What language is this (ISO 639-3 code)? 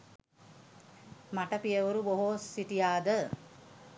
sin